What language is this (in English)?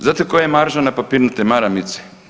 Croatian